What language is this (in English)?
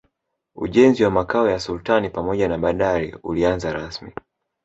Swahili